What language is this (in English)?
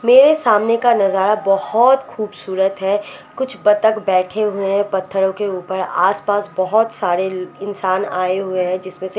Hindi